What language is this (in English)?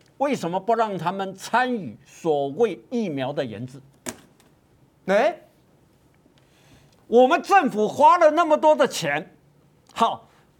Chinese